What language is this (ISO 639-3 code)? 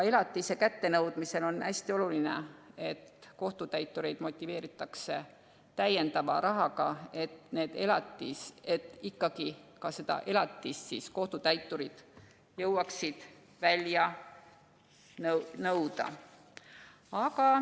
est